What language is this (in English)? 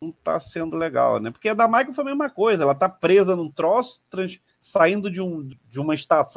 Portuguese